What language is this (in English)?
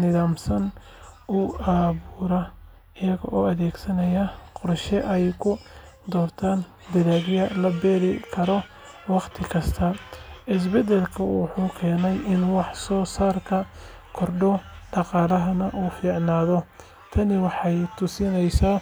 Somali